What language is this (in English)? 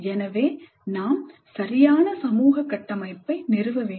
Tamil